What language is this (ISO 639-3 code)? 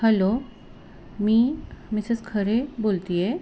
mar